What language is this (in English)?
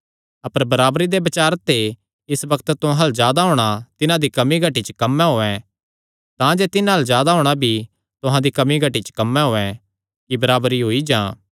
Kangri